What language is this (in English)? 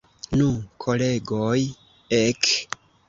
Esperanto